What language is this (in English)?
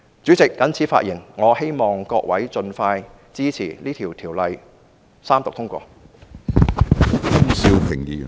Cantonese